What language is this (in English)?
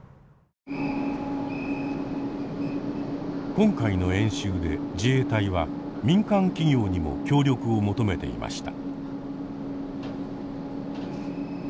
Japanese